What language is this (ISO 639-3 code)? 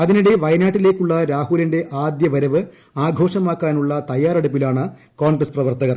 mal